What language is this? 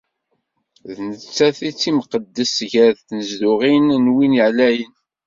Kabyle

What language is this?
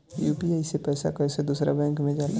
Bhojpuri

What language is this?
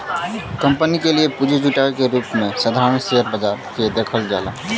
Bhojpuri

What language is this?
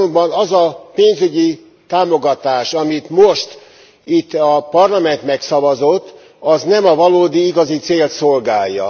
Hungarian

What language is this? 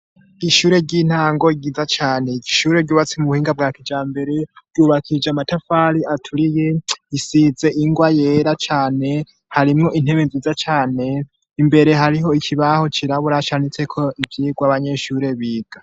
Rundi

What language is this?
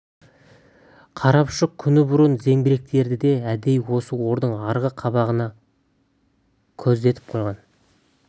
Kazakh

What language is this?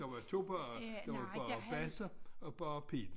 Danish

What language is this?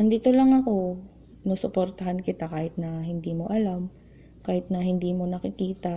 Filipino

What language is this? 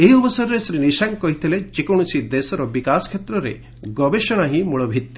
Odia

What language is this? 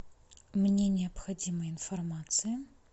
Russian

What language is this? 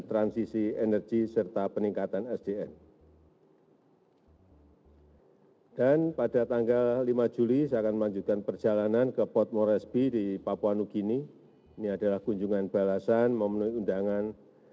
Indonesian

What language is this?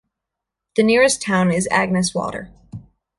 English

